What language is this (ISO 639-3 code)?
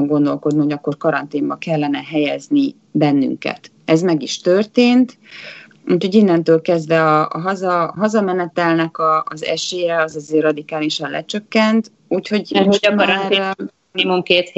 hun